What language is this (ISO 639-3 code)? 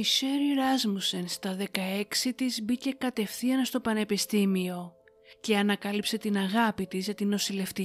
ell